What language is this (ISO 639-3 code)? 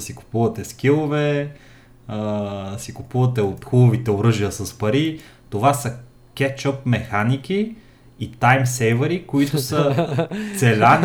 bul